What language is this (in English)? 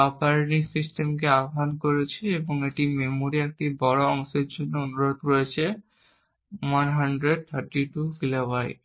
Bangla